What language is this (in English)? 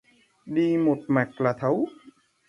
Vietnamese